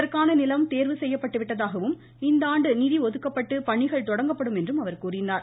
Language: Tamil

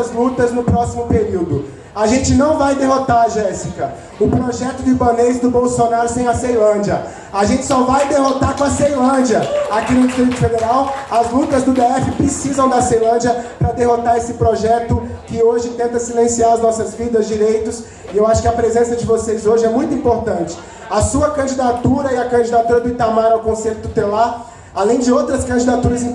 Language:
Portuguese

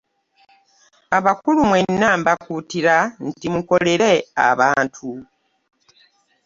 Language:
Ganda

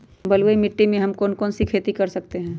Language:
Magahi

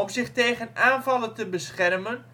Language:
Dutch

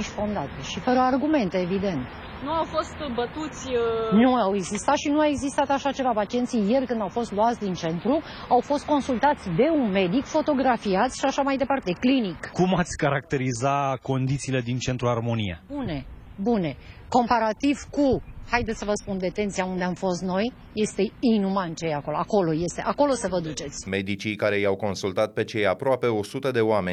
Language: Romanian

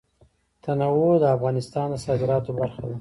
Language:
Pashto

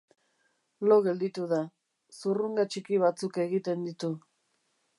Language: Basque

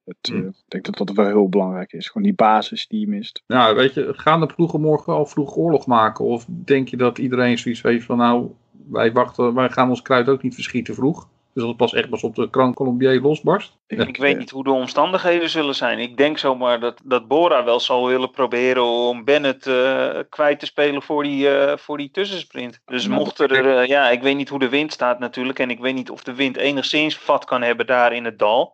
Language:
Dutch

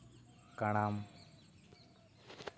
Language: Santali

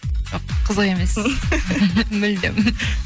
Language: Kazakh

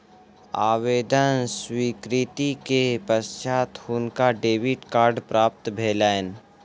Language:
Maithili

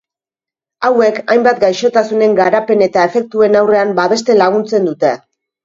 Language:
Basque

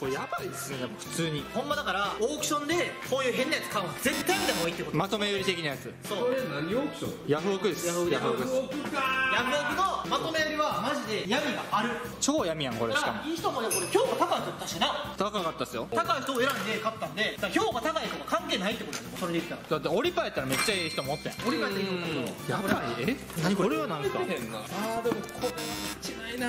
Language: Japanese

